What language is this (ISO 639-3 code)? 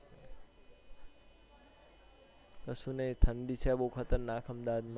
guj